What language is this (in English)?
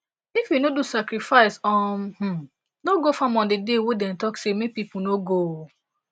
Nigerian Pidgin